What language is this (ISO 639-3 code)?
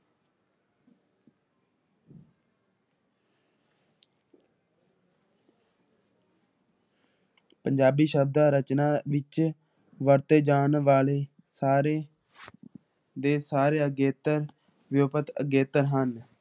pan